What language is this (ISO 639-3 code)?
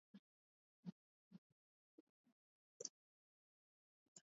swa